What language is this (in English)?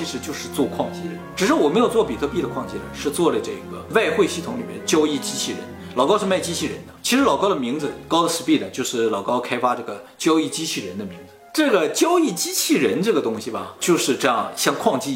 Chinese